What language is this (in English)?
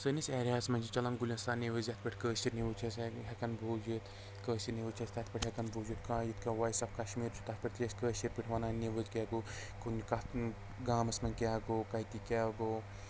Kashmiri